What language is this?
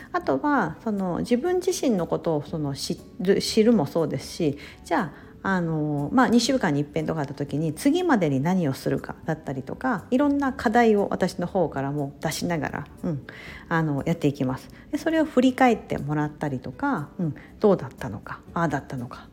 Japanese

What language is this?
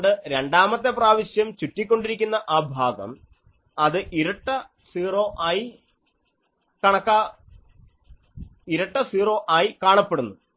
Malayalam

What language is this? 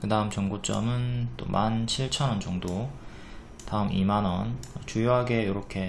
Korean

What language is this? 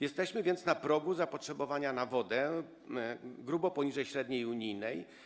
Polish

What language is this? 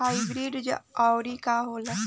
Bhojpuri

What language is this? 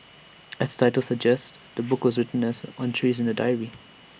English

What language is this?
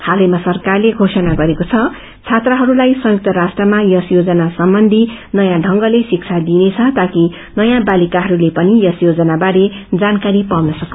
Nepali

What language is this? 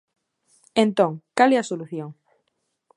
Galician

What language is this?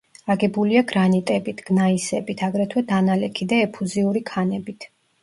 Georgian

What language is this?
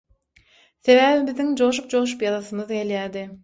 Turkmen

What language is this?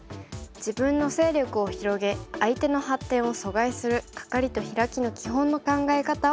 Japanese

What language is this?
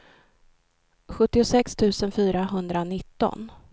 Swedish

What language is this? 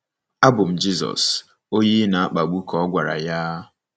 Igbo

